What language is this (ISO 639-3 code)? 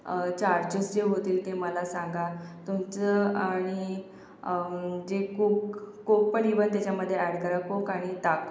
mar